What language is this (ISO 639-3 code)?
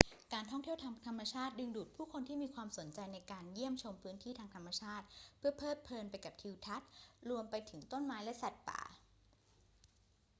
tha